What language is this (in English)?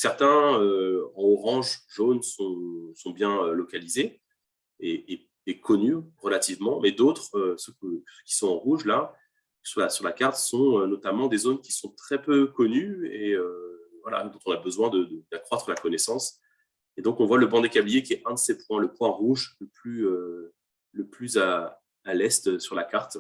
French